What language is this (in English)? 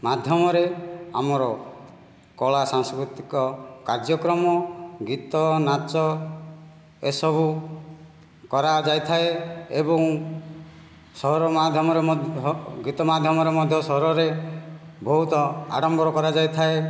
Odia